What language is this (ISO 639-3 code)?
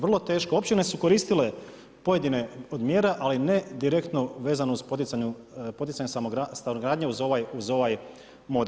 hrv